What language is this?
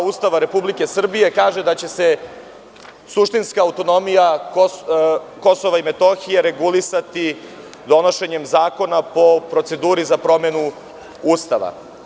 Serbian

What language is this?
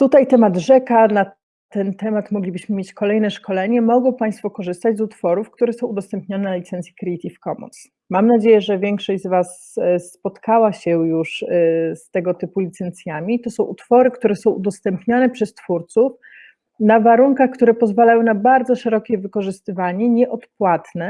Polish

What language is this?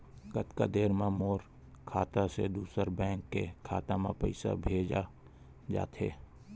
Chhattisgarhi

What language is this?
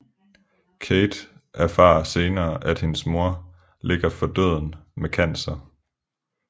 Danish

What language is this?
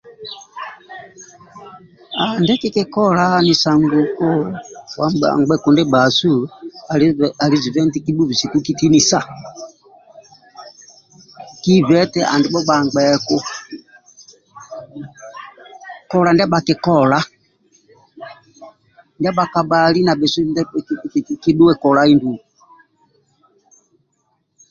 Amba (Uganda)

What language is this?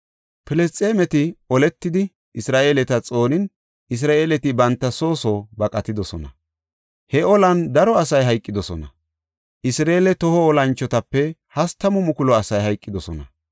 Gofa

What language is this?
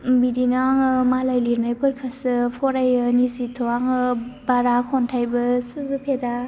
Bodo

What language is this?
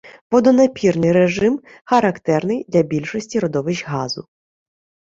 Ukrainian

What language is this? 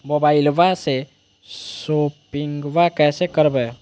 Magahi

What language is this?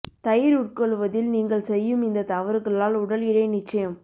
Tamil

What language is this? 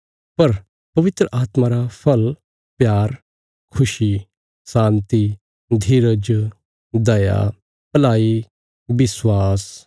Bilaspuri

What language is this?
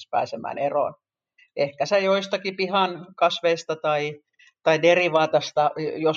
Finnish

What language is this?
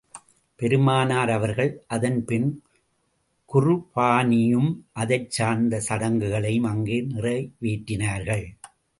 Tamil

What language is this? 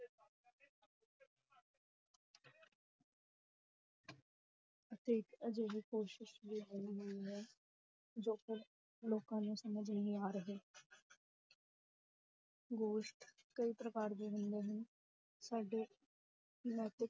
Punjabi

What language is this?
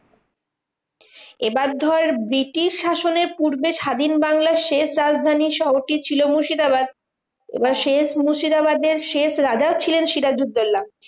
Bangla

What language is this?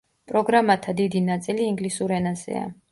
Georgian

